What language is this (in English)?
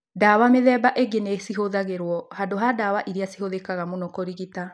Kikuyu